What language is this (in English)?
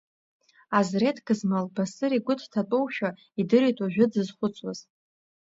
Abkhazian